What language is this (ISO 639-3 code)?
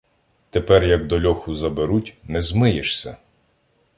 ukr